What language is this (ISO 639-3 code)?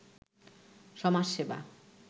ben